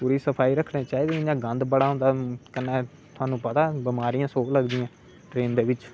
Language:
Dogri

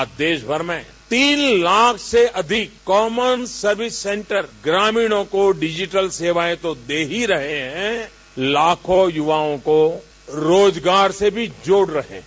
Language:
Hindi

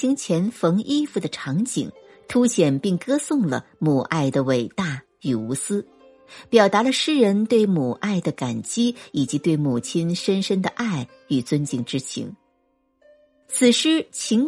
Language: Chinese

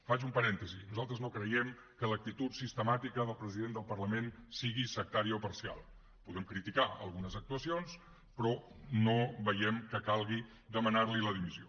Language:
Catalan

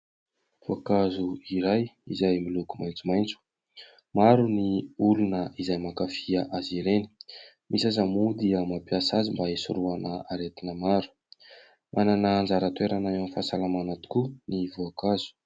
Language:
Malagasy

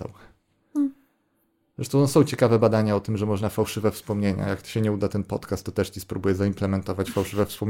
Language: Polish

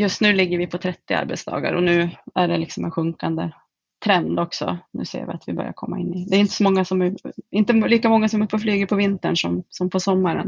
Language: Swedish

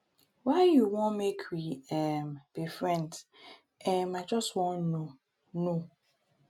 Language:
Nigerian Pidgin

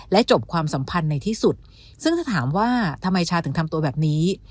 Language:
Thai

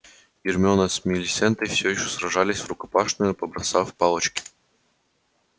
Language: Russian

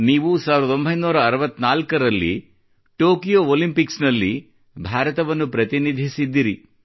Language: Kannada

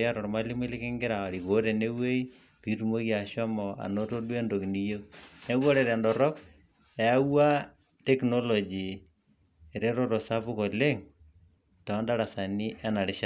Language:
Masai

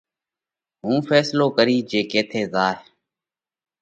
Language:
Parkari Koli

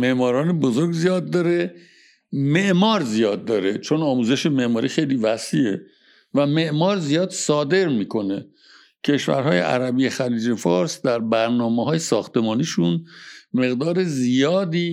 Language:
Persian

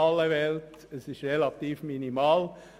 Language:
Swiss German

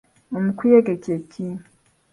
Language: Ganda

